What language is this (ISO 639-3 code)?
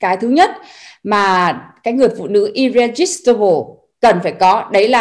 vie